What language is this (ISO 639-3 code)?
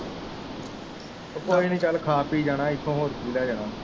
pan